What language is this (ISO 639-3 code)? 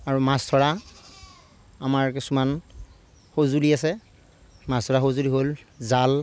asm